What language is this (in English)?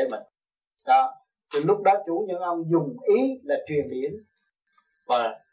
Vietnamese